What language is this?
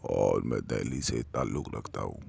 Urdu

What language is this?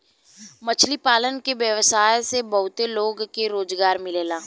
Bhojpuri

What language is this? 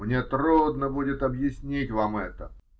Russian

